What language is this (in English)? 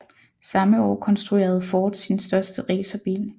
Danish